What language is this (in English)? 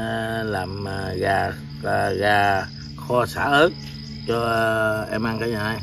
Vietnamese